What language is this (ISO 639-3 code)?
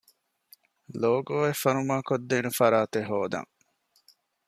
div